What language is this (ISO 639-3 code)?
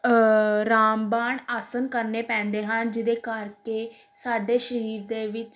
pan